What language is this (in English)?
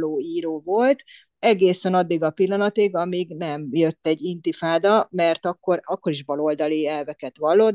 Hungarian